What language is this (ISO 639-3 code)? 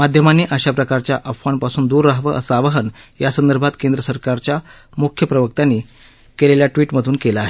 mar